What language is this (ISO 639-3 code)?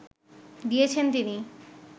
ben